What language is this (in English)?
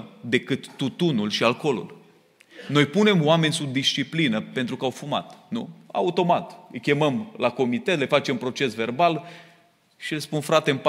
Romanian